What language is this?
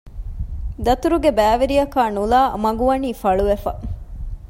Divehi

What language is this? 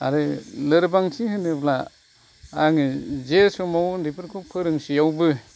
Bodo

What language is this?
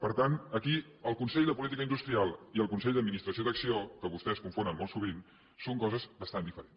Catalan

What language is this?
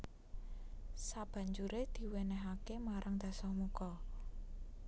Javanese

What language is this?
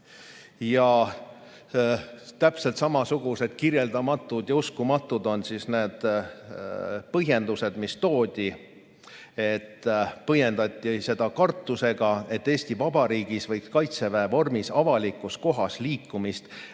Estonian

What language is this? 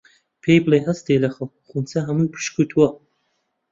Central Kurdish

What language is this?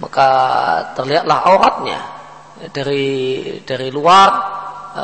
Indonesian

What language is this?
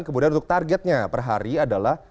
Indonesian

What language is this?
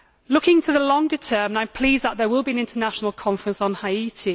English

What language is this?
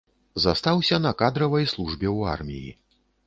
Belarusian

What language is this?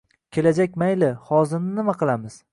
Uzbek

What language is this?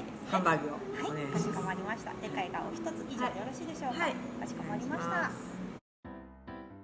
Japanese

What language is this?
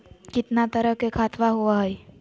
Magahi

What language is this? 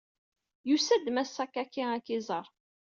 Kabyle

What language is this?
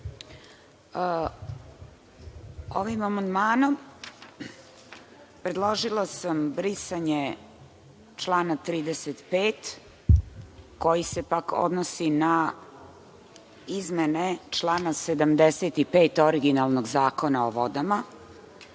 Serbian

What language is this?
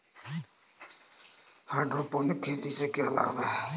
Hindi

